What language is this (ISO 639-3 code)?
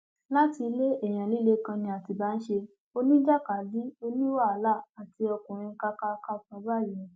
yor